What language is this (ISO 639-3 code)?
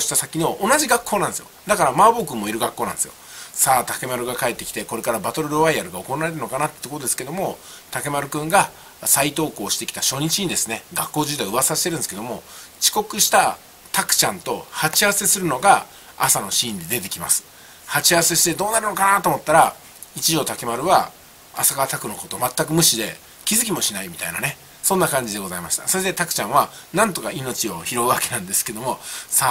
jpn